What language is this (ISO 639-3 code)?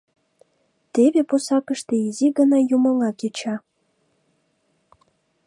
chm